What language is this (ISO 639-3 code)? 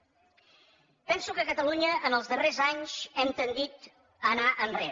cat